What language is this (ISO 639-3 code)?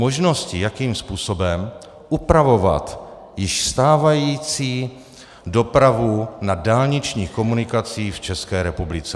ces